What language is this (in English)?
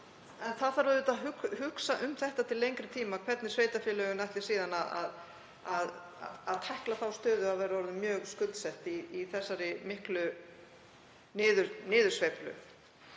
Icelandic